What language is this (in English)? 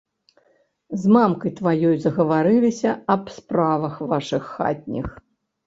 Belarusian